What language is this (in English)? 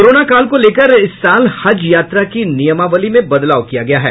Hindi